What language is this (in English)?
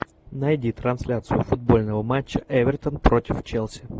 Russian